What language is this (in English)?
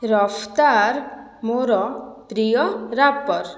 Odia